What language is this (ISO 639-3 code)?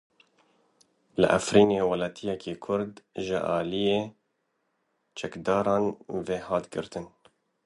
kur